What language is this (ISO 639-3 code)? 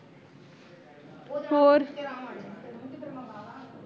pan